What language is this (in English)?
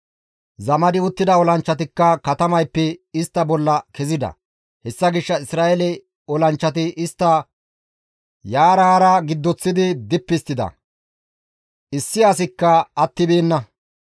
Gamo